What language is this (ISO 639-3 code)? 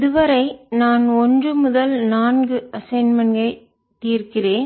tam